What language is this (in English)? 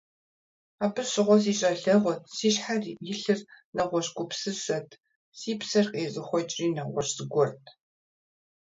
Kabardian